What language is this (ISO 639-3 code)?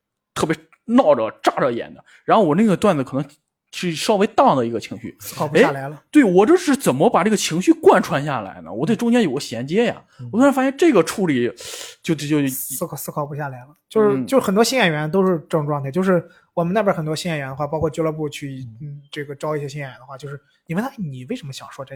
zho